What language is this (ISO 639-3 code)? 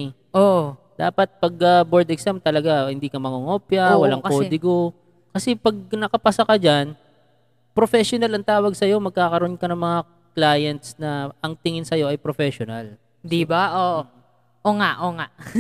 fil